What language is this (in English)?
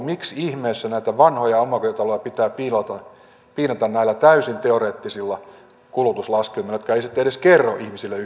Finnish